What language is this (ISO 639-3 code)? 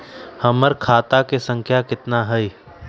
mag